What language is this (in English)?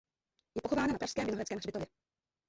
Czech